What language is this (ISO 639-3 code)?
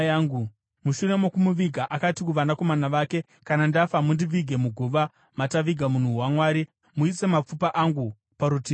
sna